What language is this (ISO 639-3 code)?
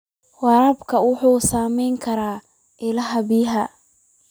som